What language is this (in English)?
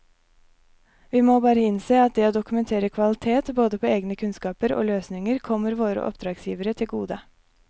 Norwegian